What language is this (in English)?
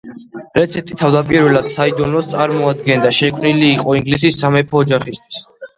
Georgian